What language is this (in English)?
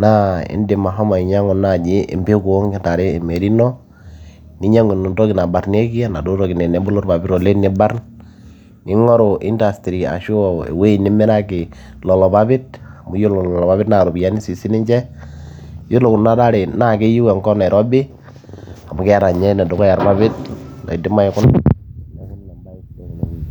Masai